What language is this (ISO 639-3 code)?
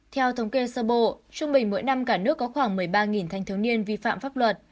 vie